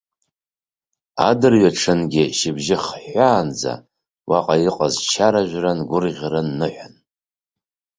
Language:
Abkhazian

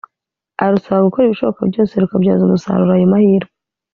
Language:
Kinyarwanda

